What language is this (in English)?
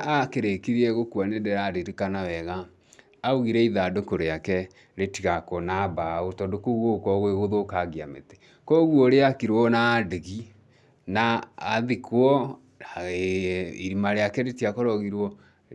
Kikuyu